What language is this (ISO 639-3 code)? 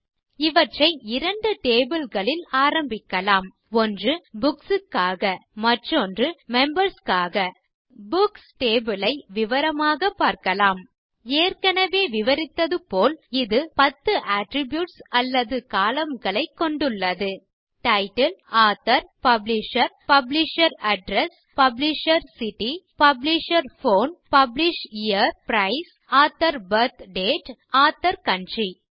tam